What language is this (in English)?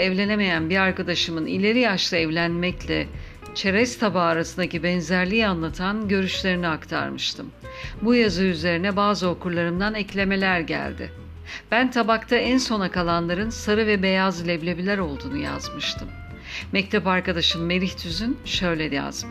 Turkish